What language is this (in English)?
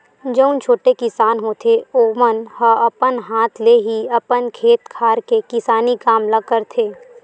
Chhattisgarhi